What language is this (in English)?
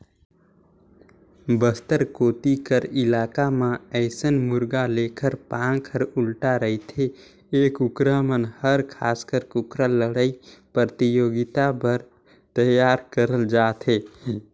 Chhattisgarhi